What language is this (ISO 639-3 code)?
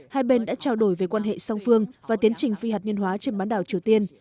vie